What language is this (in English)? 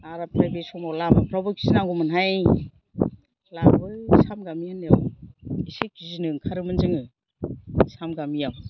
Bodo